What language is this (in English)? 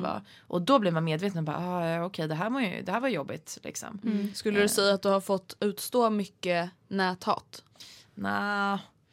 Swedish